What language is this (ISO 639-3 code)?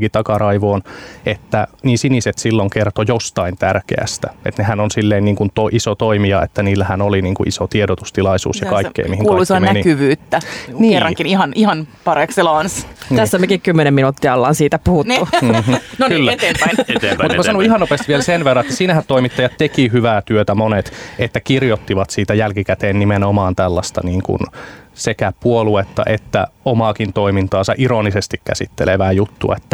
fin